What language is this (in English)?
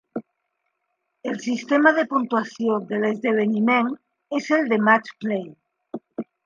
Catalan